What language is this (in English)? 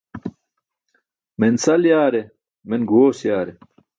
Burushaski